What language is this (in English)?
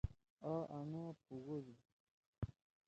Torwali